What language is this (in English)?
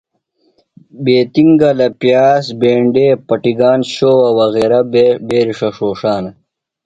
Phalura